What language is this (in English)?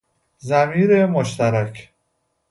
Persian